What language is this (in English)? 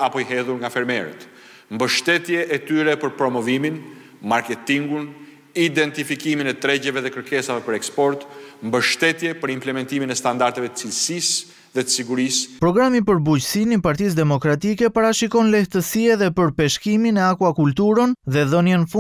Romanian